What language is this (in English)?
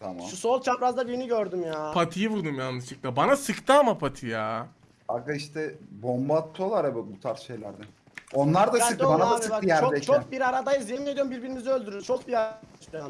Turkish